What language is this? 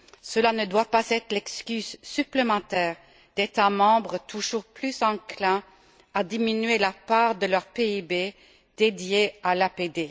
French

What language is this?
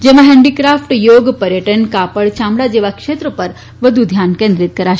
Gujarati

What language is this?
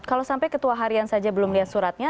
Indonesian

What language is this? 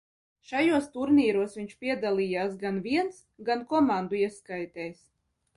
Latvian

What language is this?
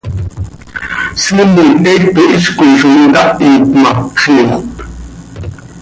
Seri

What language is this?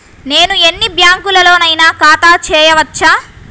Telugu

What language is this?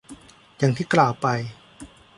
Thai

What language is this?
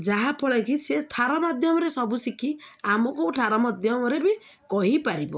Odia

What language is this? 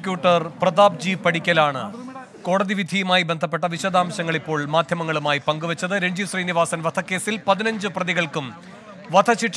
Malayalam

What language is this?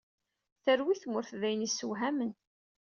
Kabyle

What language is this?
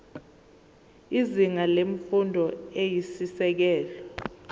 Zulu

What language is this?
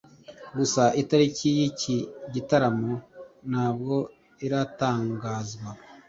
Kinyarwanda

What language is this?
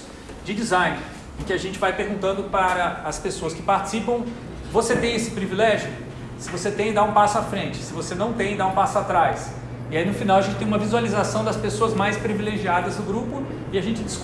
Portuguese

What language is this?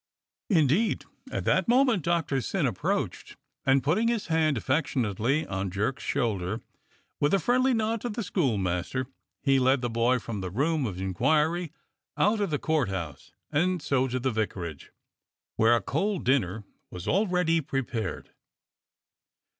English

